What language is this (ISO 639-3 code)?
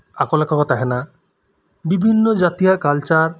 sat